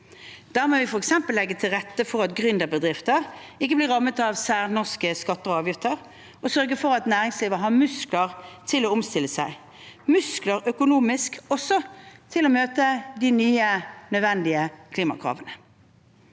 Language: Norwegian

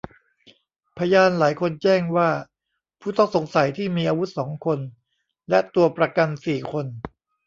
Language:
Thai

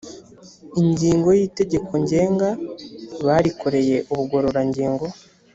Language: Kinyarwanda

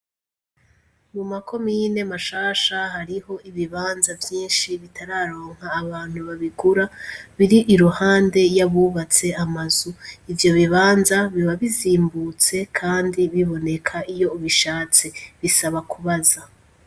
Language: Rundi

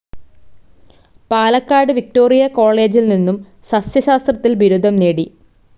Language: Malayalam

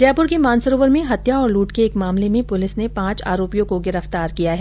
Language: Hindi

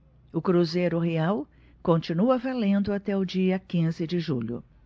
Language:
Portuguese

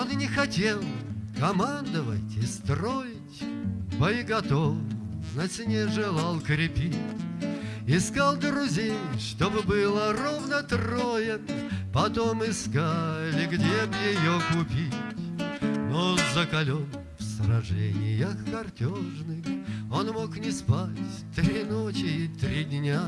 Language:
Russian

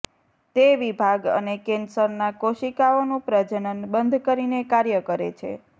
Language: Gujarati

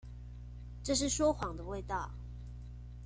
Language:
Chinese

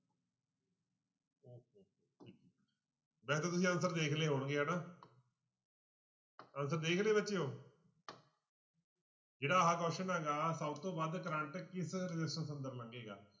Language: Punjabi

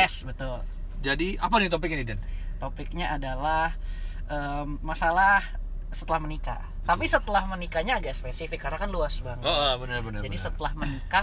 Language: Indonesian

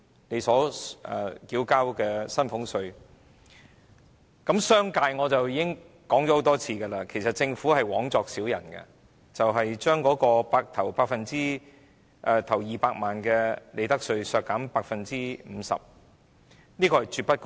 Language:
Cantonese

